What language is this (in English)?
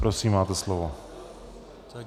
Czech